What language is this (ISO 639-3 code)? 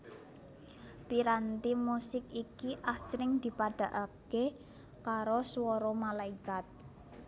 jav